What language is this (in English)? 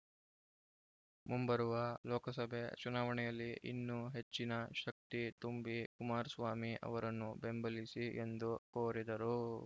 Kannada